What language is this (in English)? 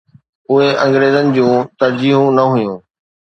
Sindhi